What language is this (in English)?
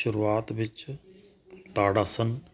Punjabi